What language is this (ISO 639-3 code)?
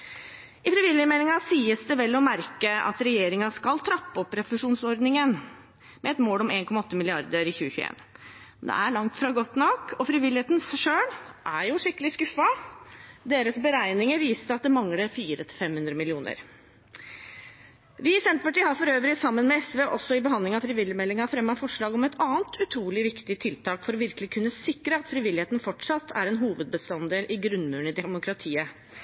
nob